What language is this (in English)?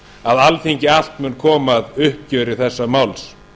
Icelandic